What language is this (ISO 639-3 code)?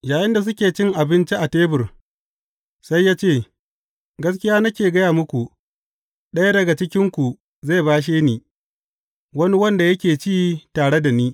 hau